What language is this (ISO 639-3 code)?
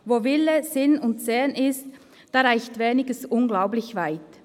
gsw